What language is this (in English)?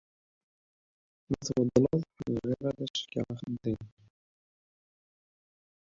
Kabyle